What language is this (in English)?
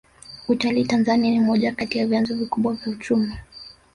Swahili